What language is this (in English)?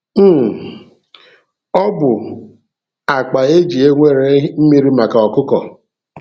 Igbo